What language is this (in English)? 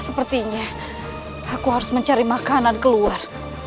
Indonesian